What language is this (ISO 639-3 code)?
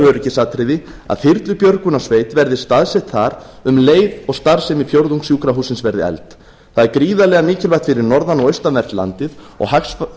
isl